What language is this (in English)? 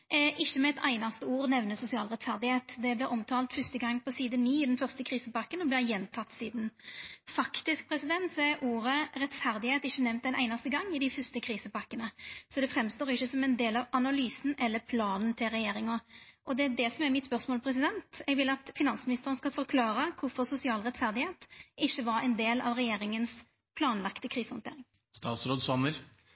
Norwegian Nynorsk